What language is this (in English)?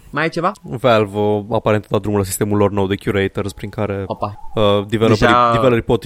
Romanian